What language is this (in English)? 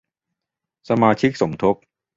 Thai